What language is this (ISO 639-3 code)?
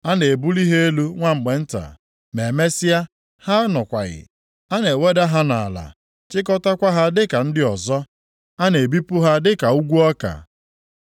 ibo